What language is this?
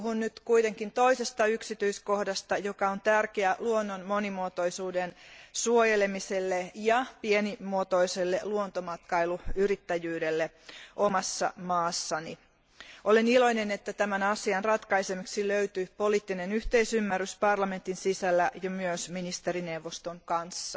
Finnish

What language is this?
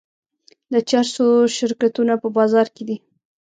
Pashto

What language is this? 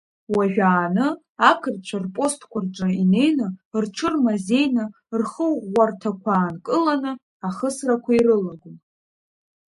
Abkhazian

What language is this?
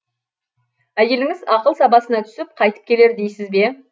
Kazakh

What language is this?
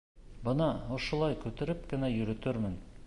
Bashkir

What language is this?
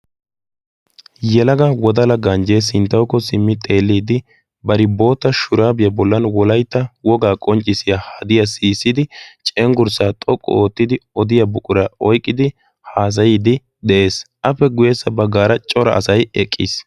Wolaytta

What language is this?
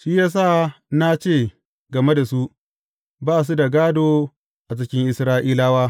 Hausa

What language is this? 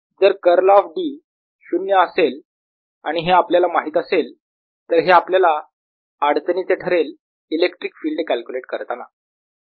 Marathi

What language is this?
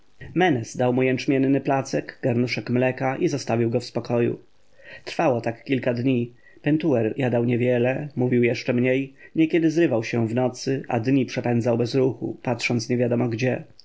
Polish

